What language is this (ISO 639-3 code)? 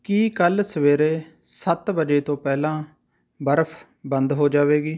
pan